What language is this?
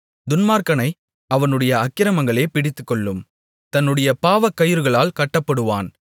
Tamil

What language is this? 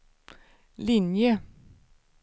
Swedish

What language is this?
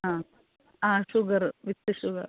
Malayalam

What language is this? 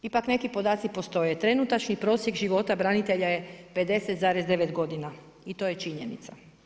Croatian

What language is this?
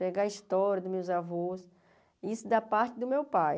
Portuguese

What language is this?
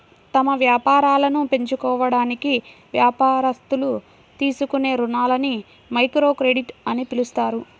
Telugu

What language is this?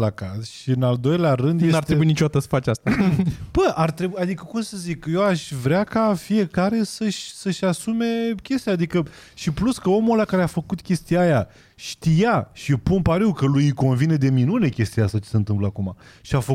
Romanian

